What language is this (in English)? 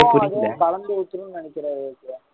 Tamil